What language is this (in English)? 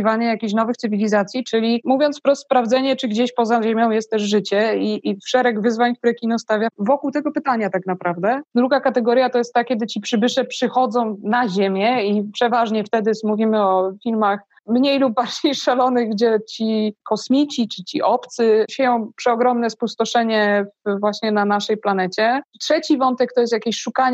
Polish